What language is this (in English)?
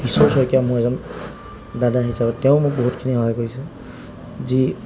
Assamese